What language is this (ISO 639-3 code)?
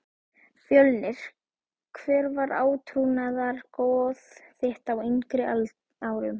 isl